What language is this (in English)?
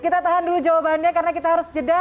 Indonesian